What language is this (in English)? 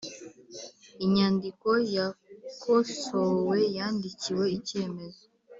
Kinyarwanda